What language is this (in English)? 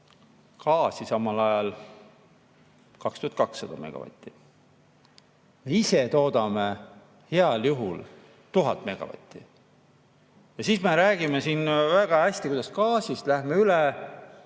Estonian